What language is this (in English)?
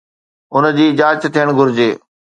Sindhi